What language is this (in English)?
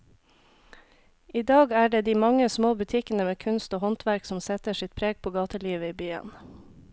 Norwegian